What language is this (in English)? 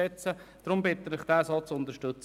Swiss German